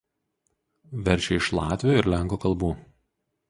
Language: Lithuanian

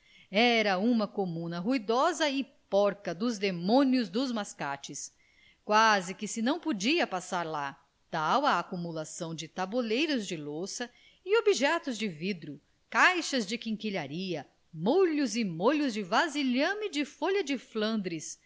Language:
Portuguese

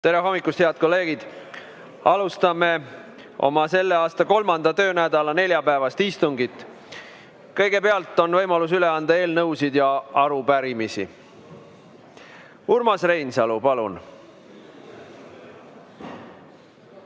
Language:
Estonian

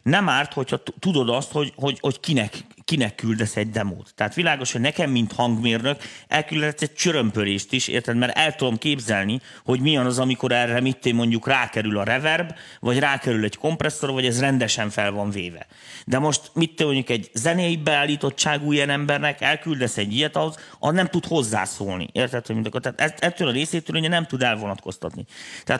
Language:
Hungarian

